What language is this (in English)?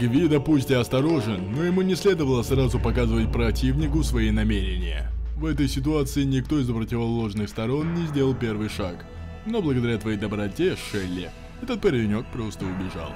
Russian